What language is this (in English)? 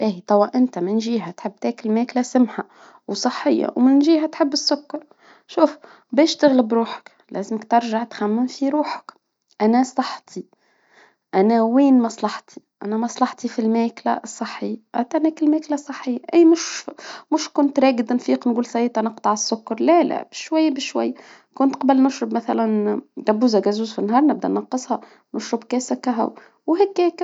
Tunisian Arabic